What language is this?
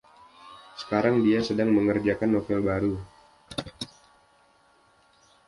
Indonesian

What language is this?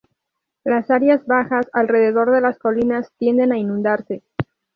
Spanish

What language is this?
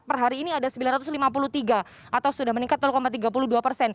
Indonesian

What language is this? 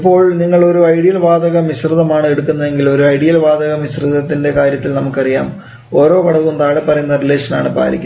Malayalam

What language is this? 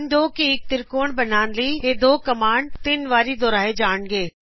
Punjabi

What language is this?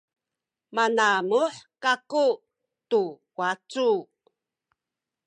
Sakizaya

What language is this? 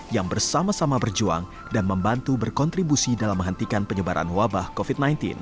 Indonesian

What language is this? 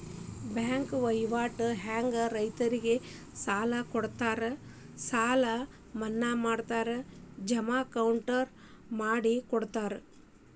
Kannada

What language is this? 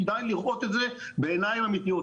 Hebrew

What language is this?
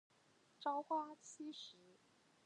Chinese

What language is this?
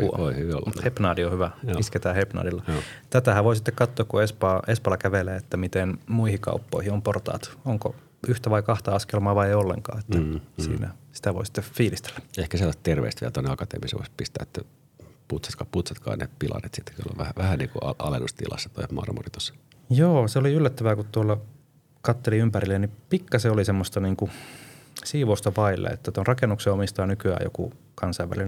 Finnish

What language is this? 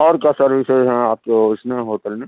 Urdu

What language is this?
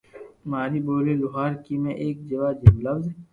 Loarki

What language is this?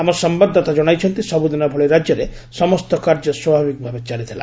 Odia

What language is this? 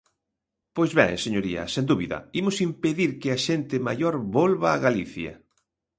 Galician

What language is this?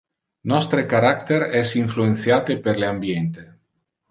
Interlingua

